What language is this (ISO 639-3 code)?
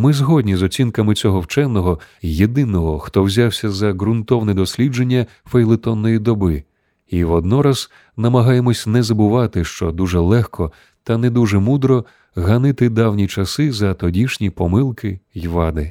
ukr